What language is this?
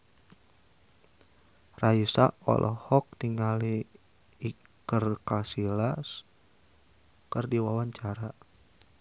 Sundanese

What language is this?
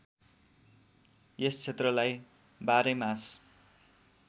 Nepali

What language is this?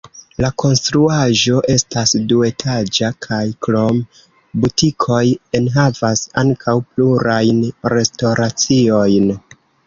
Esperanto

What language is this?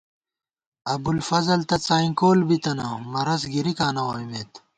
Gawar-Bati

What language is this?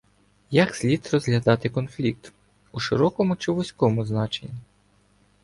Ukrainian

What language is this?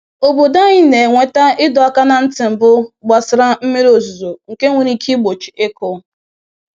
Igbo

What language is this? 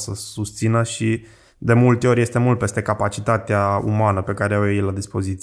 Romanian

